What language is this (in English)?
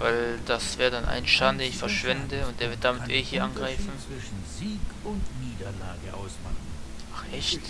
German